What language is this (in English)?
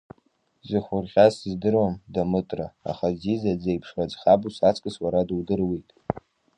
Abkhazian